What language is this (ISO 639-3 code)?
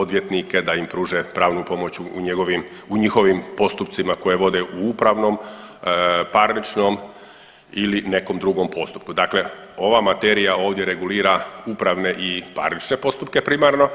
hrv